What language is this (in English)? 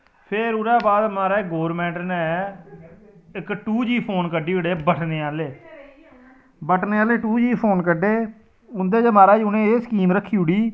Dogri